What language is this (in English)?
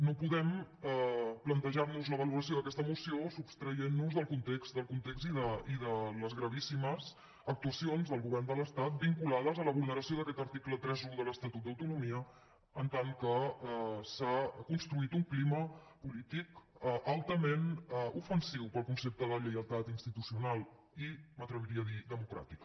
Catalan